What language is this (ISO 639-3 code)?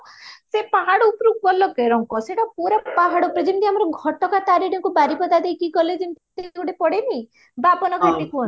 ori